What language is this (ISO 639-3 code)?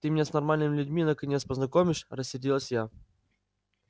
rus